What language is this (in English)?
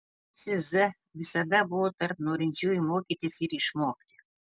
Lithuanian